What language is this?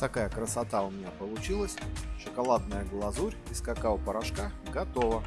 Russian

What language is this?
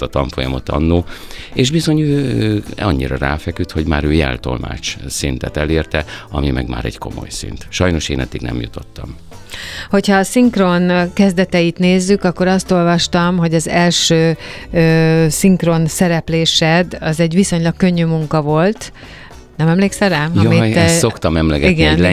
Hungarian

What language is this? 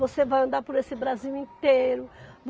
Portuguese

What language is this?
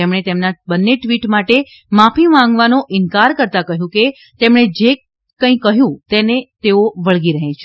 Gujarati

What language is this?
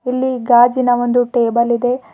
Kannada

